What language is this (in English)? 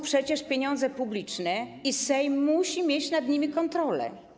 Polish